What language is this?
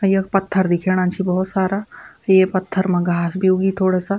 Garhwali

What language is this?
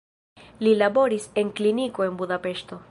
Esperanto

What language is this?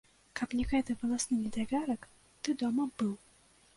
Belarusian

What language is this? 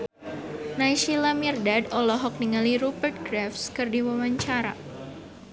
Sundanese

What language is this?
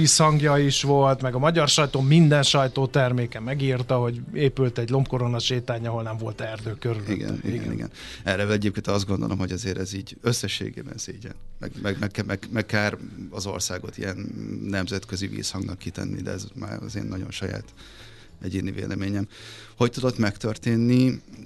Hungarian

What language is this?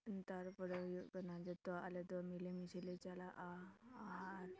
Santali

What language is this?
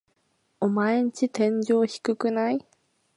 Japanese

